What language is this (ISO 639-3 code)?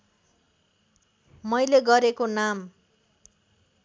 nep